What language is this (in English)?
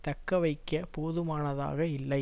Tamil